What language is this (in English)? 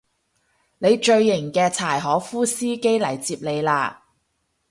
Cantonese